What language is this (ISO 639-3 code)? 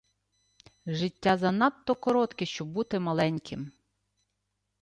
ukr